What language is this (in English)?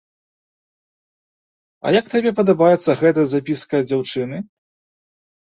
Belarusian